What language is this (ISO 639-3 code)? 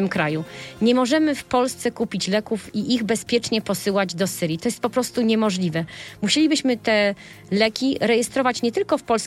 pol